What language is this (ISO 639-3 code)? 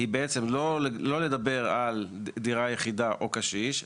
heb